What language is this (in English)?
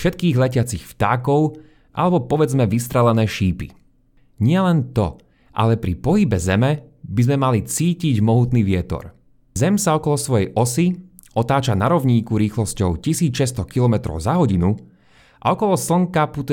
Slovak